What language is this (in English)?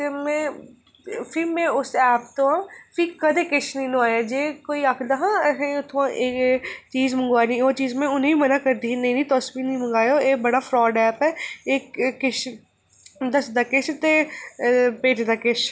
Dogri